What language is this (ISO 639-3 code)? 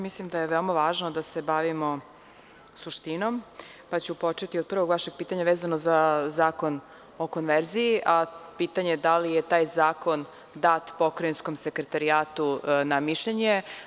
srp